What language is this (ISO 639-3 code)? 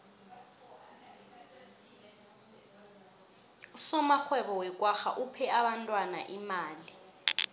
nbl